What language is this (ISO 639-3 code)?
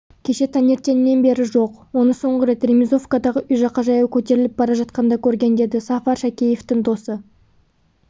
kaz